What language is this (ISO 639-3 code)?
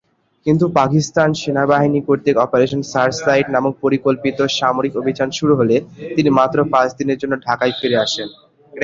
ben